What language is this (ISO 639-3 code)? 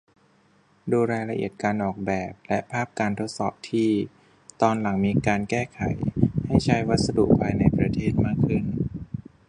tha